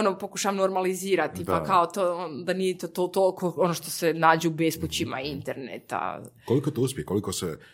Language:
Croatian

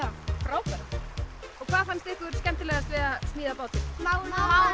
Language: Icelandic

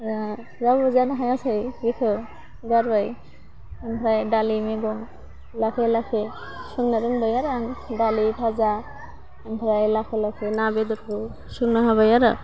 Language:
Bodo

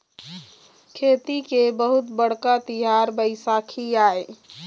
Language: Chhattisgarhi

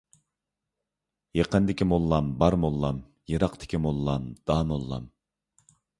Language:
Uyghur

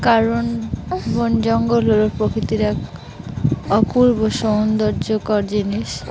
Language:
Bangla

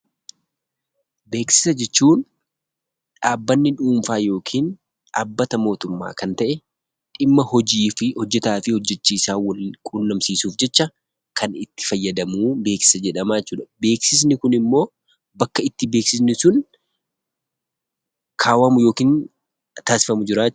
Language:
Oromo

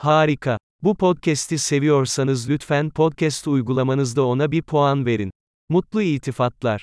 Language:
Turkish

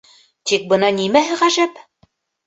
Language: Bashkir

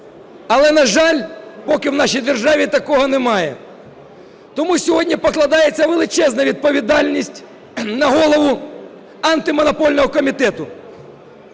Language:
Ukrainian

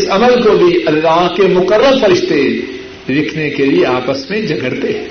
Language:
Urdu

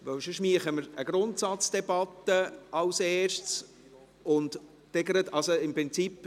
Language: Swiss German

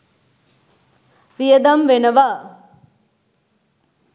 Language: Sinhala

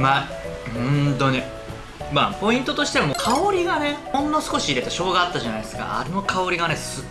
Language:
Japanese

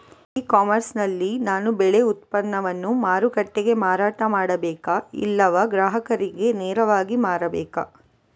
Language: Kannada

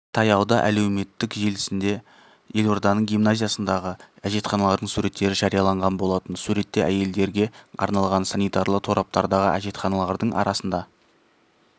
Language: Kazakh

